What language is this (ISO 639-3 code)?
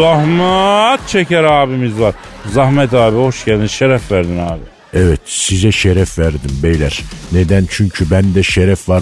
tur